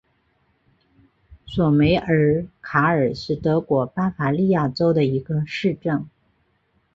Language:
Chinese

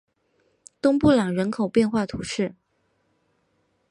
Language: Chinese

